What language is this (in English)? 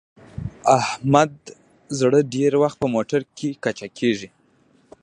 Pashto